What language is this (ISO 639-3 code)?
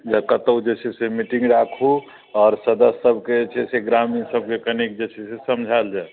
mai